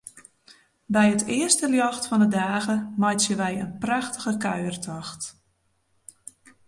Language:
Western Frisian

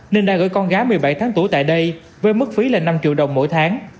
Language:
Vietnamese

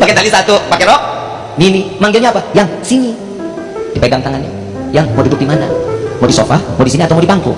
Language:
Indonesian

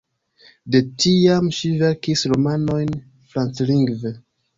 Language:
Esperanto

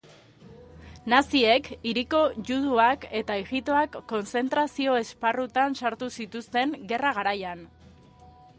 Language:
Basque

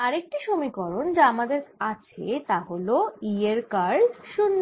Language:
Bangla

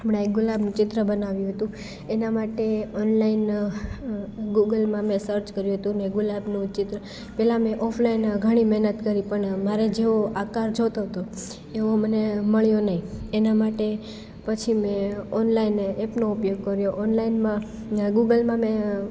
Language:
Gujarati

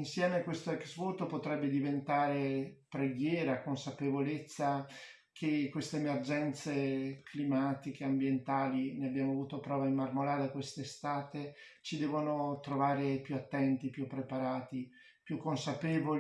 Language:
Italian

